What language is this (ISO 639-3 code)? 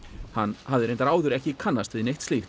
isl